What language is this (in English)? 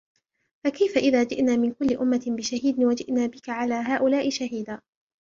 Arabic